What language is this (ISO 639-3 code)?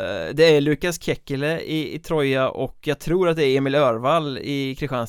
swe